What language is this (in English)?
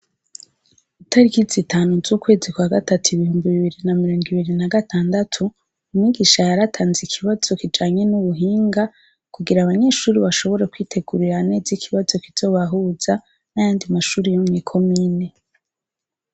Rundi